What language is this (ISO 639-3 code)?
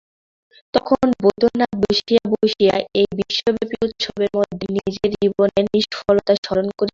ben